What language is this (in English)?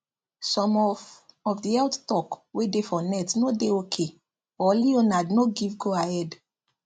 Nigerian Pidgin